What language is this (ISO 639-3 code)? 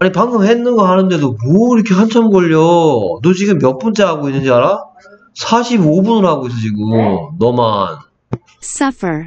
kor